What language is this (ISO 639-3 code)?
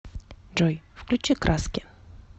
rus